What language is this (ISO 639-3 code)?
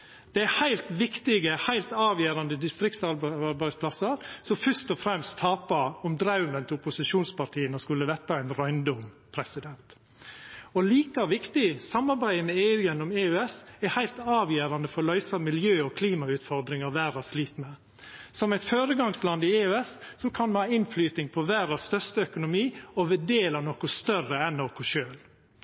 nno